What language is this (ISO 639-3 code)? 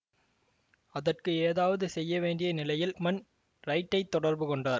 tam